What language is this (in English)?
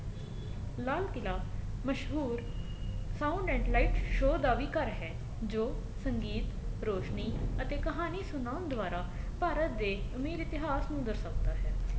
Punjabi